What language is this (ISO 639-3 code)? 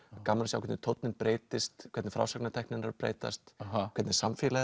isl